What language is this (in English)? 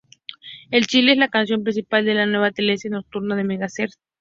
Spanish